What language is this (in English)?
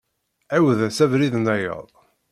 Kabyle